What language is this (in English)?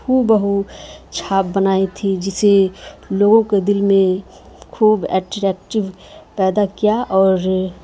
Urdu